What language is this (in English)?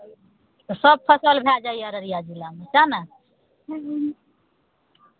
Maithili